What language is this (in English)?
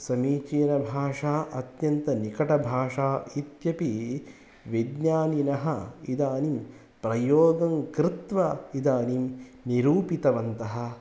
Sanskrit